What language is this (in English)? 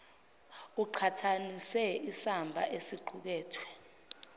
Zulu